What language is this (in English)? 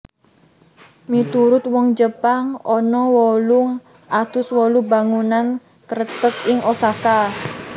Javanese